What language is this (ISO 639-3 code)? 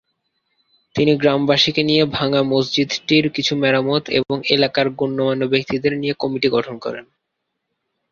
ben